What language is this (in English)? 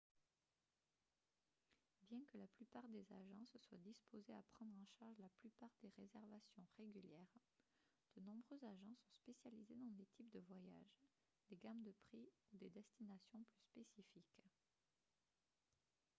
French